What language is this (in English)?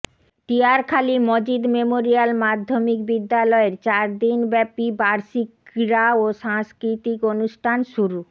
Bangla